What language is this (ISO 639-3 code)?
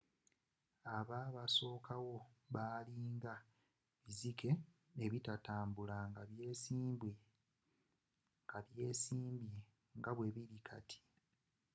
lug